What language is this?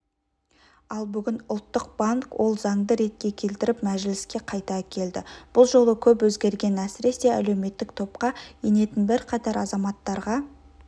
Kazakh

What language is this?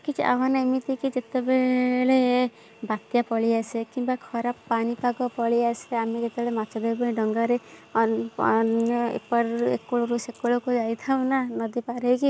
Odia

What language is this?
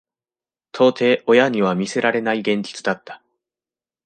Japanese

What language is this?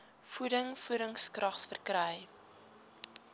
Afrikaans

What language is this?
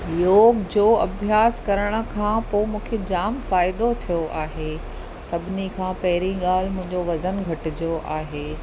Sindhi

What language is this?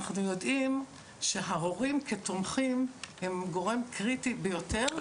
Hebrew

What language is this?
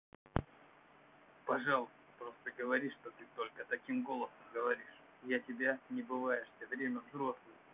Russian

